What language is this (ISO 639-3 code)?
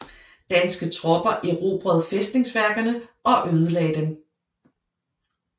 dan